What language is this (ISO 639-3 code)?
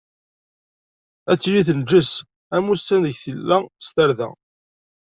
kab